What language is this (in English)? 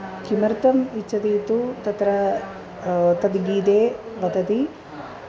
Sanskrit